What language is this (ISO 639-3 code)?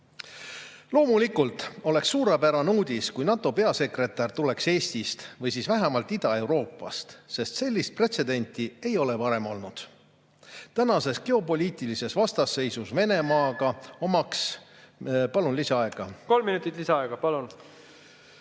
est